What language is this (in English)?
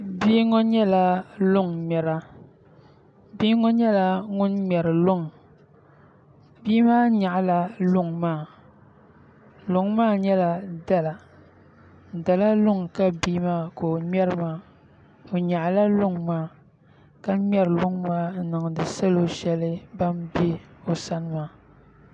Dagbani